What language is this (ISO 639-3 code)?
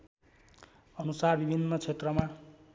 nep